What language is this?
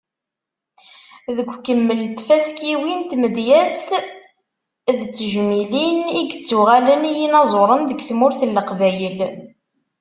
Kabyle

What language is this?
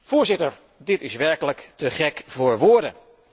Dutch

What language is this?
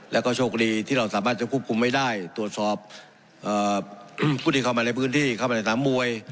Thai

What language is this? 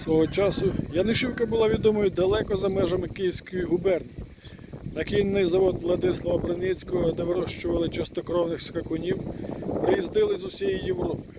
Ukrainian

